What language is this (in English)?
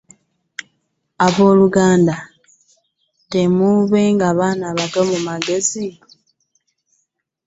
Ganda